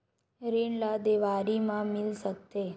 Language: Chhattisgarhi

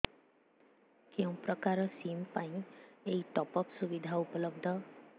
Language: Odia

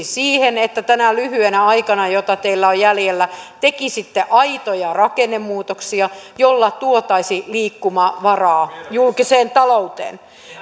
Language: Finnish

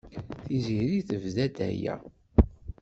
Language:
Kabyle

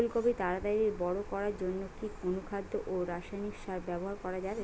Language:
Bangla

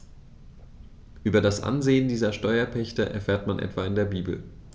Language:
German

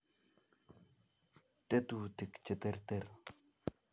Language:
Kalenjin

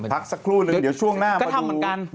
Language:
Thai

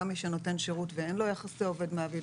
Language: Hebrew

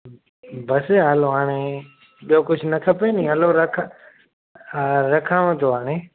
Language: Sindhi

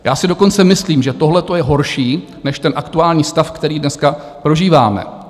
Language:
Czech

